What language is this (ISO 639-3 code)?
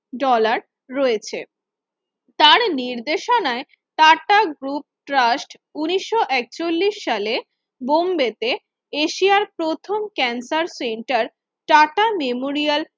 ben